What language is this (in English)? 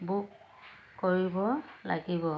Assamese